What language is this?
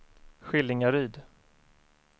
Swedish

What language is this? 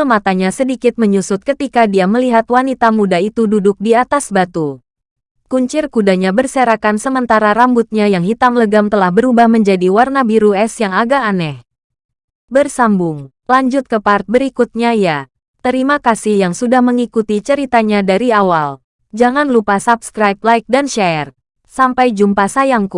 Indonesian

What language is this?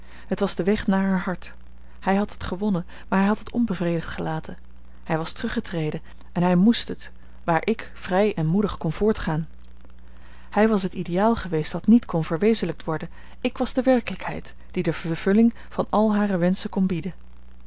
Dutch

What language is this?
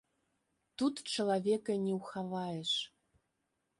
Belarusian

